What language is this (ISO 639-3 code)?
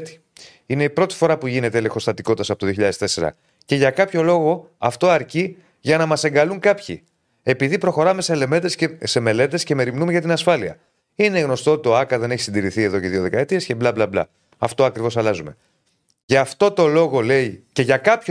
ell